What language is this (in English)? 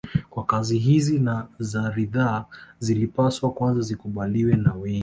Swahili